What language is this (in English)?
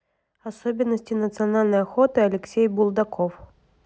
Russian